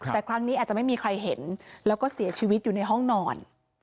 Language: Thai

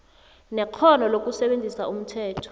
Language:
South Ndebele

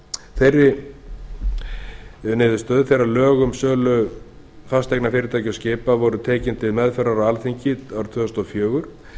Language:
Icelandic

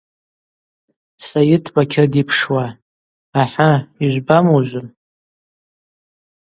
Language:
Abaza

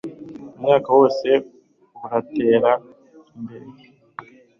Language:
Kinyarwanda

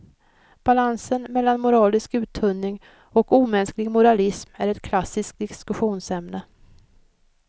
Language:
Swedish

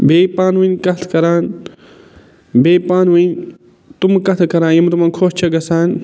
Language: Kashmiri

